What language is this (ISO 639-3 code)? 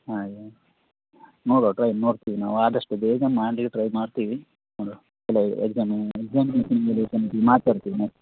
kan